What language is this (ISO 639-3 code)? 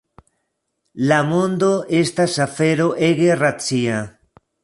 epo